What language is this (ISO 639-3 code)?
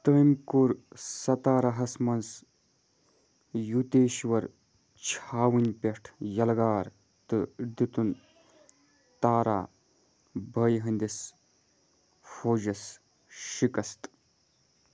kas